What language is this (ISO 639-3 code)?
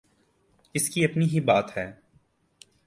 urd